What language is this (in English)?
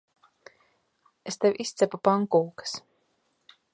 Latvian